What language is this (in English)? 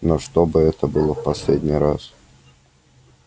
Russian